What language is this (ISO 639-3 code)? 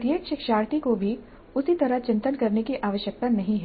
hin